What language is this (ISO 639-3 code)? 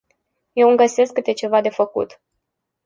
ron